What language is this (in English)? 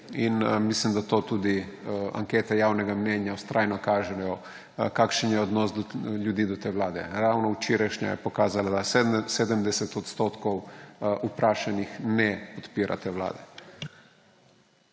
Slovenian